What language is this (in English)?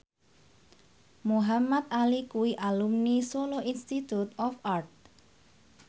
Javanese